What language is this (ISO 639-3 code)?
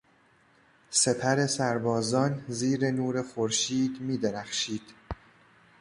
fas